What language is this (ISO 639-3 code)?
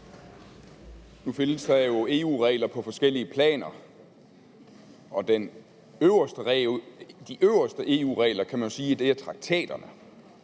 dan